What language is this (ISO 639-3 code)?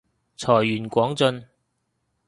yue